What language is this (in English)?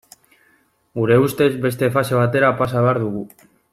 Basque